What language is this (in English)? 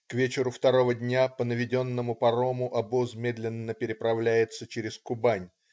Russian